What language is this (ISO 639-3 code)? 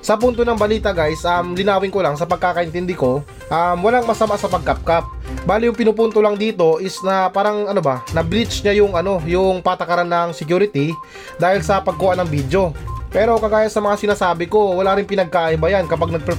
fil